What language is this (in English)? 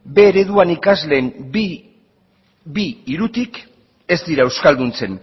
Basque